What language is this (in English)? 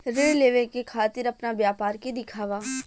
Bhojpuri